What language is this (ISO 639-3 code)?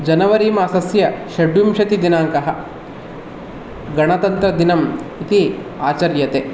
san